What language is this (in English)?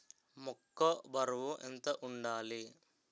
Telugu